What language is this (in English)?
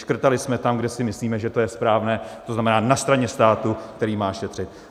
Czech